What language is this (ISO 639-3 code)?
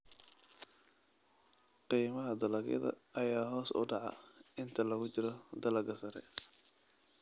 som